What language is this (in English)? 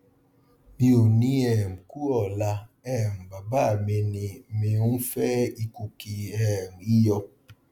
Yoruba